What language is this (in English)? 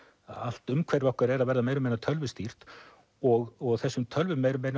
Icelandic